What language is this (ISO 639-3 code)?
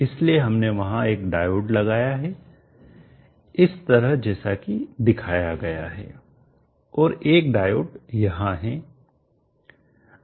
hin